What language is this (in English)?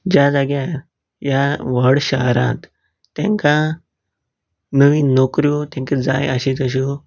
Konkani